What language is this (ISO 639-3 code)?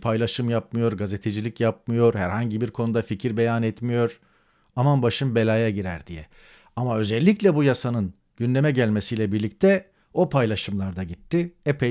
tur